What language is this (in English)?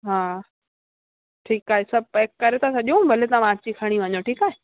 Sindhi